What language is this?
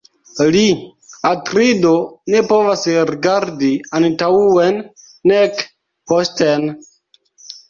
Esperanto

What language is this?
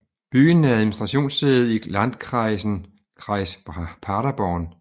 Danish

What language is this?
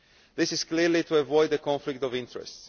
English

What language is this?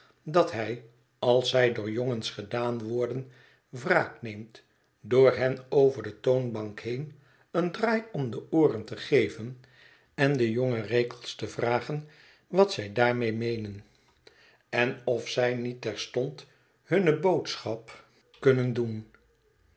Dutch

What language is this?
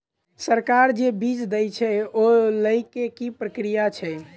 Maithili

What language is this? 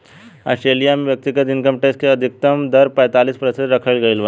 Bhojpuri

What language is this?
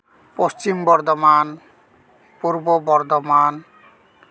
Santali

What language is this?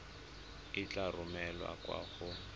Tswana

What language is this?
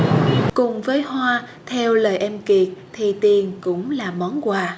Vietnamese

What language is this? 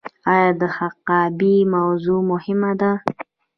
Pashto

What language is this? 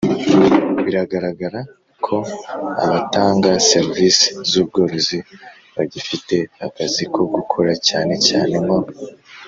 Kinyarwanda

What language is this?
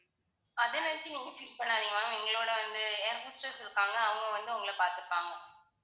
Tamil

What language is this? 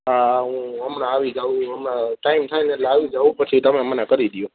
Gujarati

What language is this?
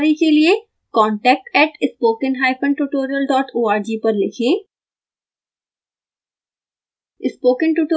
Hindi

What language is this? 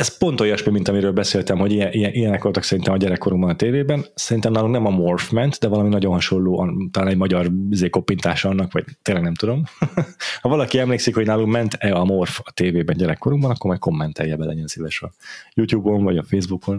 Hungarian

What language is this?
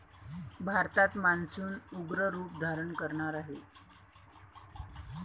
Marathi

